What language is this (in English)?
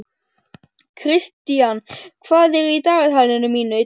Icelandic